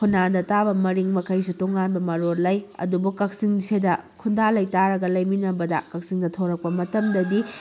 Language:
Manipuri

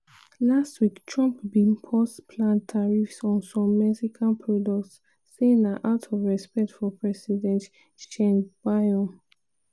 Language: Nigerian Pidgin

